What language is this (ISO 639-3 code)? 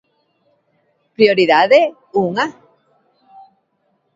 glg